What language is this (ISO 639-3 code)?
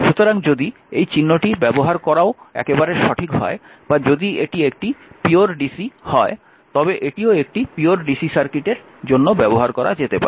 ben